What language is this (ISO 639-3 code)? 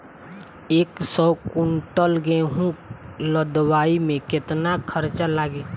bho